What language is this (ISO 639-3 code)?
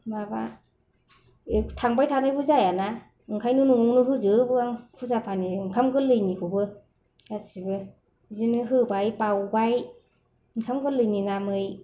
brx